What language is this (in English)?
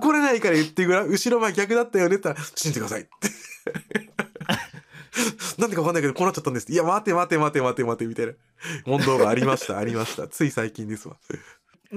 Japanese